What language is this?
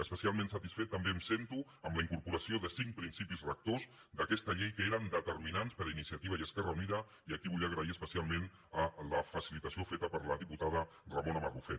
Catalan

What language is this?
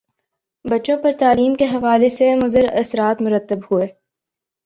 Urdu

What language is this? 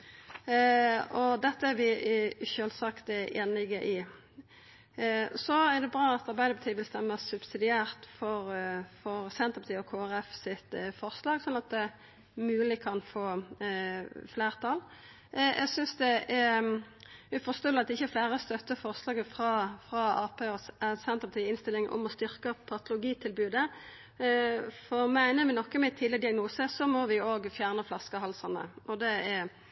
Norwegian Nynorsk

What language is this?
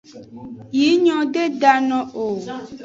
Aja (Benin)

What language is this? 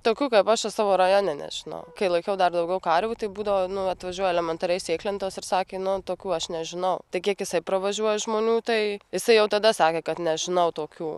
Lithuanian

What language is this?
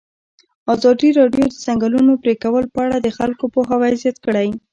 Pashto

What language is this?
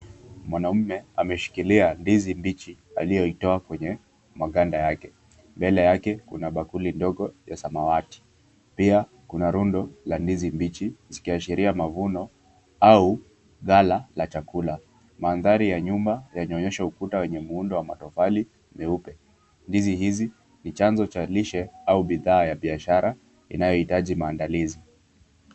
Swahili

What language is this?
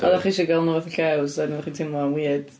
Welsh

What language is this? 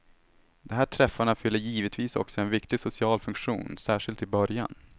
Swedish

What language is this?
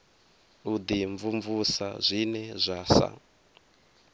Venda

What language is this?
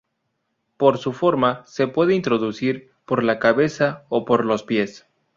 Spanish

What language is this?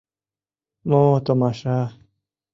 Mari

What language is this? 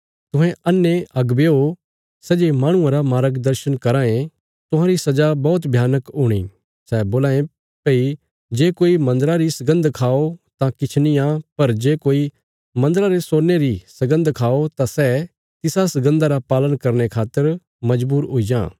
Bilaspuri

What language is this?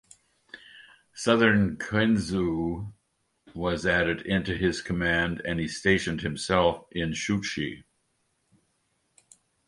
English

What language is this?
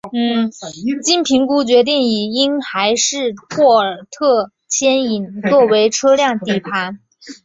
Chinese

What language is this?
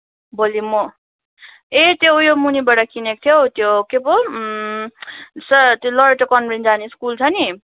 Nepali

